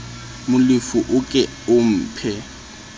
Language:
Southern Sotho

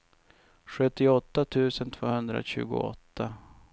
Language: Swedish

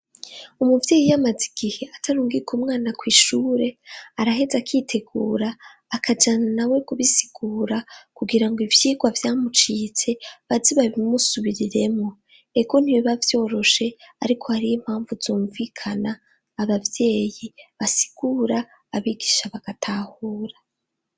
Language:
Rundi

